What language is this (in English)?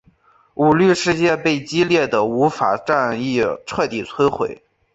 Chinese